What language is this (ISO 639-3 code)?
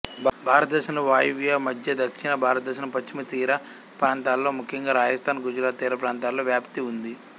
tel